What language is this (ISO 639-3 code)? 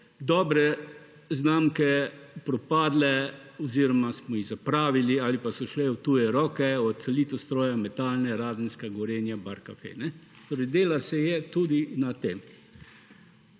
slv